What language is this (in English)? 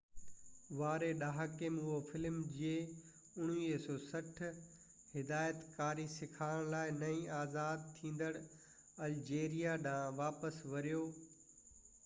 Sindhi